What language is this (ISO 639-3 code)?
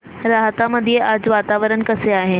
mar